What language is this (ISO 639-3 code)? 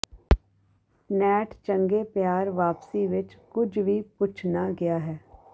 pan